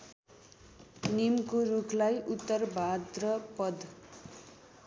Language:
Nepali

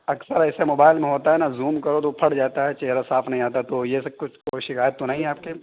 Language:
Urdu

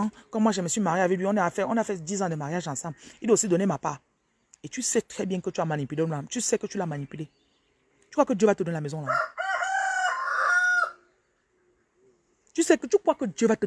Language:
French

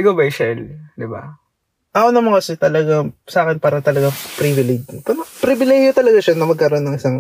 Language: Filipino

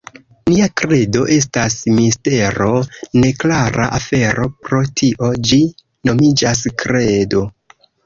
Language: Esperanto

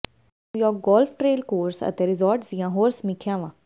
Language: Punjabi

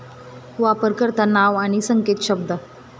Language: Marathi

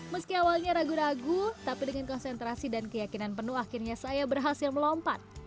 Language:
Indonesian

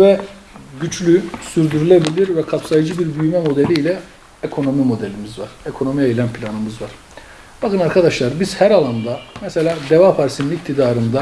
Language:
Turkish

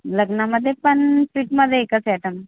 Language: Marathi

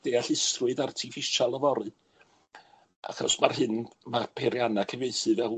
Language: Welsh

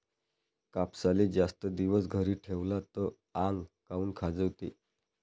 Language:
Marathi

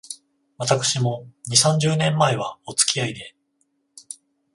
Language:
Japanese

